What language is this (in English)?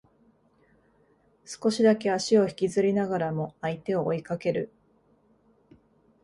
Japanese